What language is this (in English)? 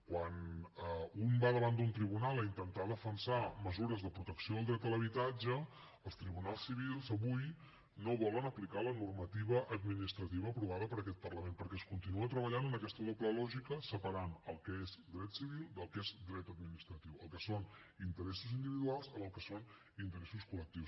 Catalan